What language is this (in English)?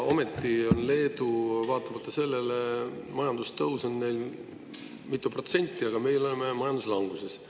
Estonian